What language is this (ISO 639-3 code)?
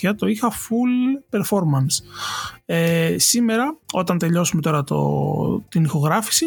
ell